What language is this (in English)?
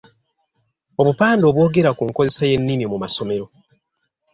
Ganda